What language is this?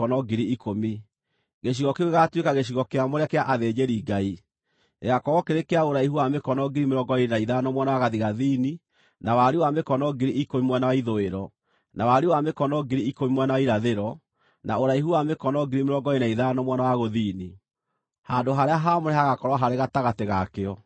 Kikuyu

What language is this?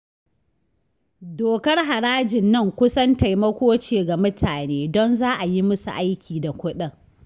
Hausa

